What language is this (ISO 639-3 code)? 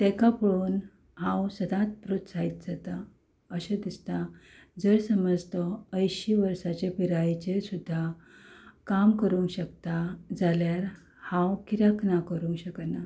kok